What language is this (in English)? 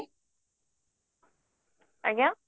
Odia